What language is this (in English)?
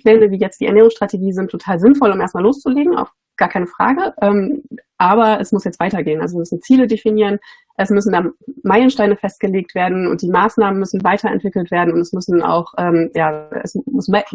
German